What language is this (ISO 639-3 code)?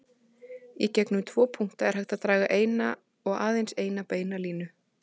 isl